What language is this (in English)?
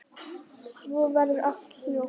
Icelandic